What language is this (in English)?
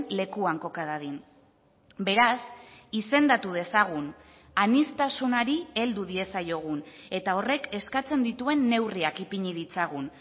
Basque